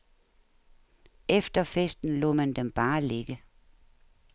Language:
Danish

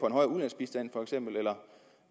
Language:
Danish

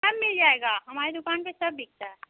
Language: Hindi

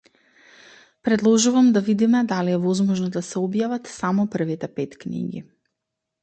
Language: Macedonian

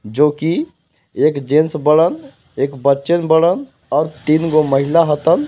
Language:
Bhojpuri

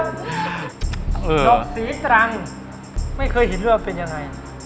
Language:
Thai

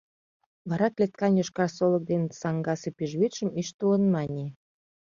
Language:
Mari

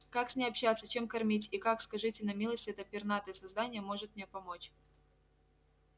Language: Russian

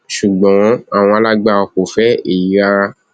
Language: Yoruba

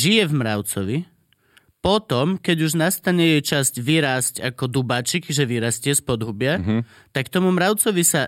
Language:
Slovak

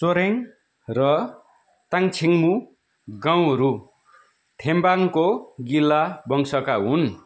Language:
Nepali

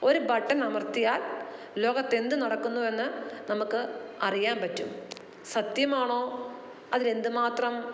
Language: Malayalam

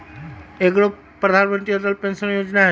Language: Magahi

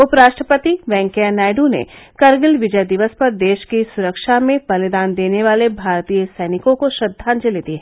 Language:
Hindi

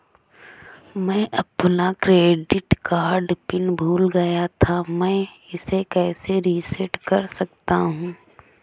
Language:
Hindi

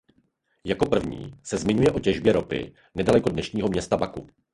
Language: Czech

